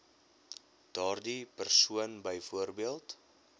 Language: Afrikaans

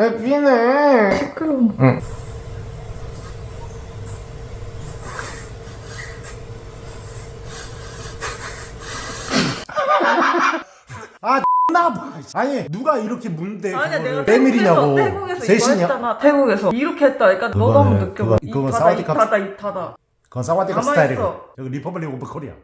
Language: Korean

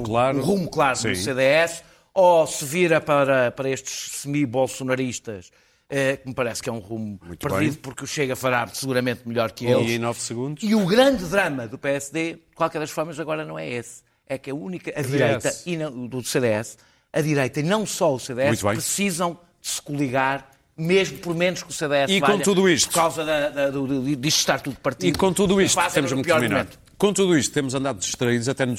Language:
Portuguese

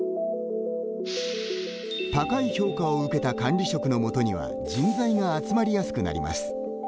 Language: Japanese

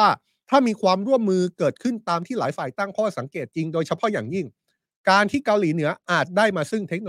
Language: Thai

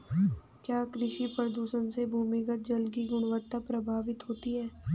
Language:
Hindi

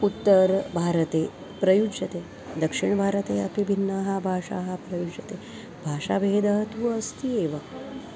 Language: Sanskrit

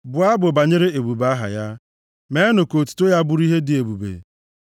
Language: Igbo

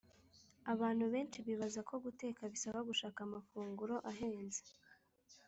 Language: Kinyarwanda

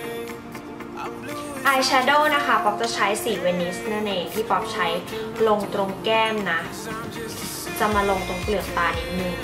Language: Thai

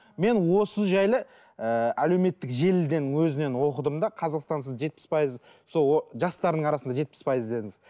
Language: Kazakh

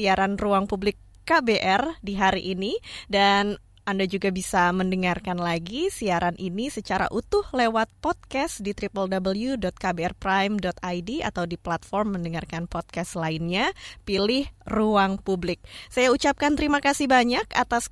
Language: Indonesian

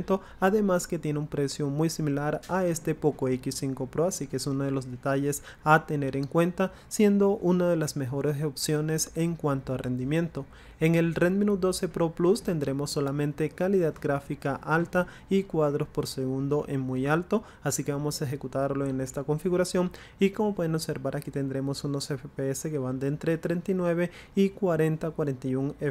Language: Spanish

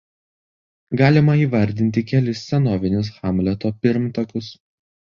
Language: Lithuanian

